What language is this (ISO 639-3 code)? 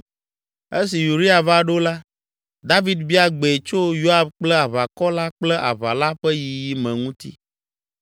ewe